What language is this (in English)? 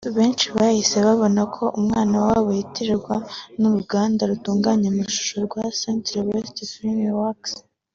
Kinyarwanda